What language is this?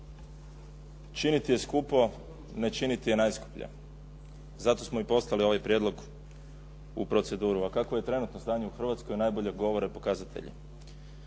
Croatian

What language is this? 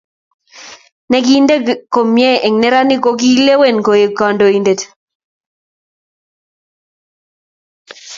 Kalenjin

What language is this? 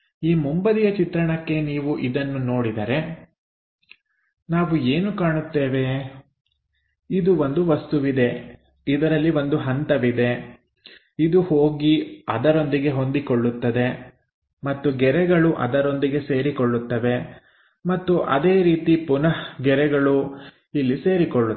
Kannada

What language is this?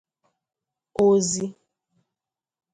Igbo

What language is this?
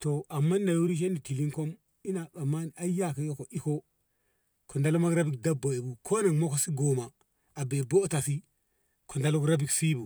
Ngamo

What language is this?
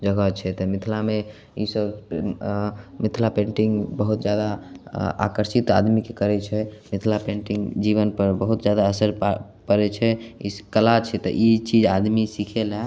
Maithili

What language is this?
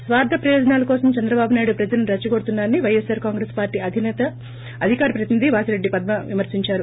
Telugu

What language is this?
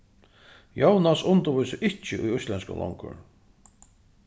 Faroese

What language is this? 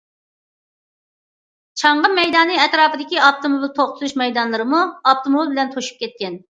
Uyghur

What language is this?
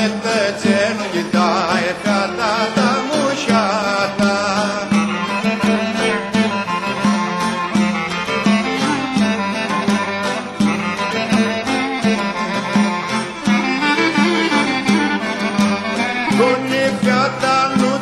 Romanian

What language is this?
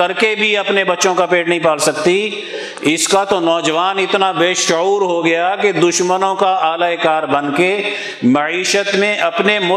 Urdu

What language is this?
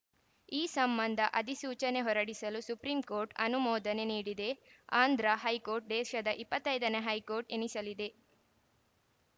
Kannada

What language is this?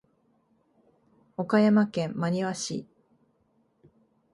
Japanese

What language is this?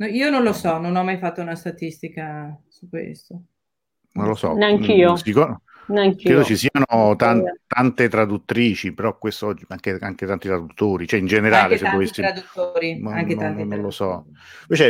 Italian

